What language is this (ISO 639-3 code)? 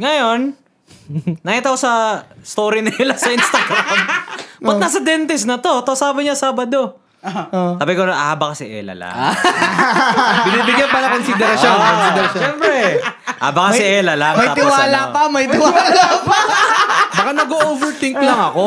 fil